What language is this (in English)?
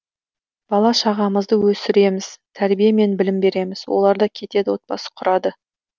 Kazakh